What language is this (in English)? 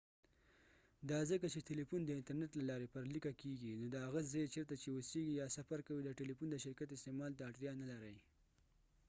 Pashto